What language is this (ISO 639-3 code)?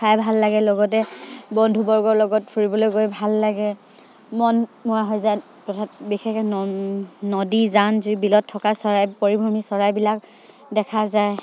asm